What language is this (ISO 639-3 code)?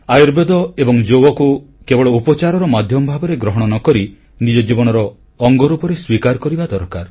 ori